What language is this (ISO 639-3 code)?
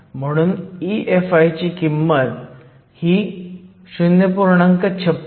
mar